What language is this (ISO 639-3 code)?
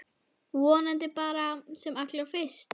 isl